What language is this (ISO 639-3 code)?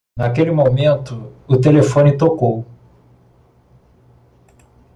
por